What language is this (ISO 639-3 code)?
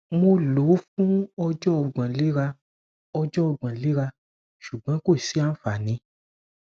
yor